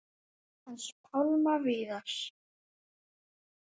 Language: Icelandic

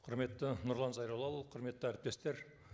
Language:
Kazakh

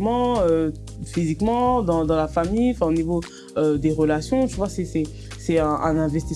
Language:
French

